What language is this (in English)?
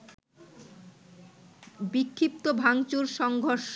Bangla